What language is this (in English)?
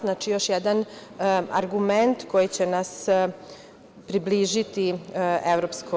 Serbian